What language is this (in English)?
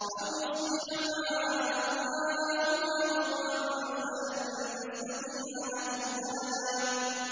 Arabic